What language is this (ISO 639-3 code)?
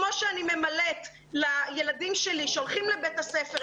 heb